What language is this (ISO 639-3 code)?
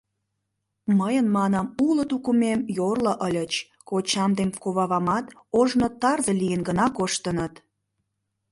chm